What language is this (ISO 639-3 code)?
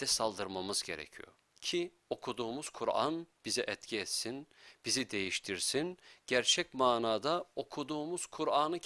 tur